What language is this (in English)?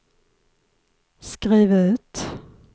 Swedish